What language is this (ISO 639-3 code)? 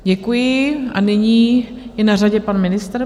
ces